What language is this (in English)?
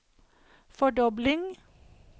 Norwegian